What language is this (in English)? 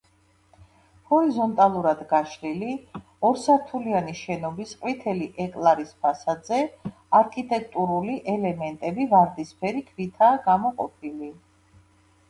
Georgian